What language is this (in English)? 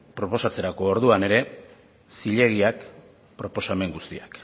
Basque